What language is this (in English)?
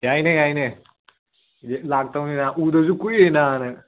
Manipuri